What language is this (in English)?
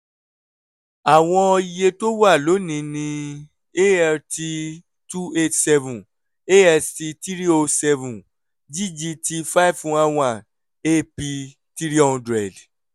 Yoruba